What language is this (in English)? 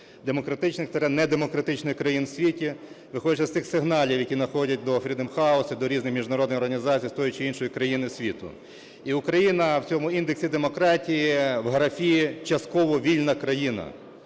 Ukrainian